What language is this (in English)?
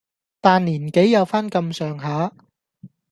Cantonese